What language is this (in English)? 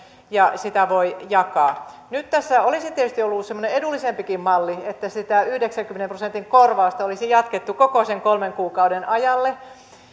Finnish